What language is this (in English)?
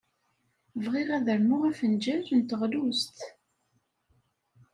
Kabyle